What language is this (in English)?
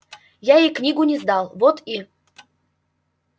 Russian